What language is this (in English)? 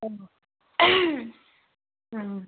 Assamese